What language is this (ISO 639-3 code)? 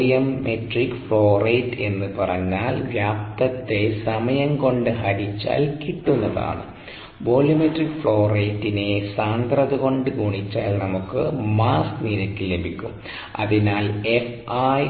mal